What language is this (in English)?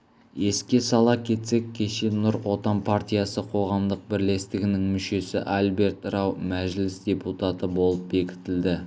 Kazakh